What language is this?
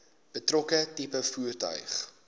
Afrikaans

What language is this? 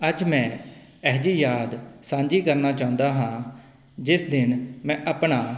Punjabi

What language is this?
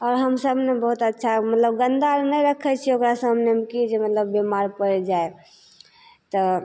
Maithili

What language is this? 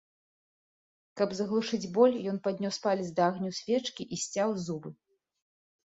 Belarusian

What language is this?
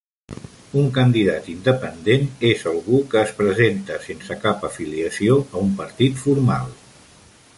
Catalan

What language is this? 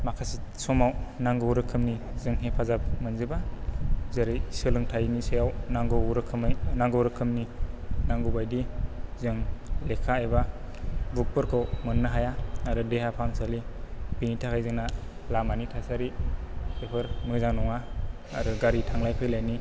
Bodo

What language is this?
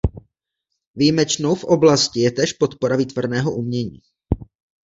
Czech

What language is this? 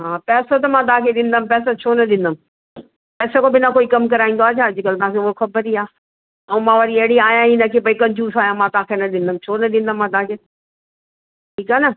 Sindhi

